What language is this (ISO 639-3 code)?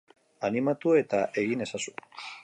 eus